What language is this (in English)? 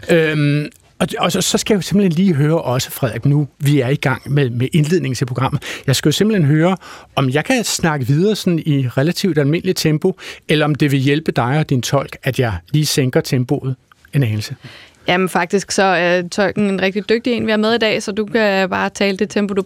Danish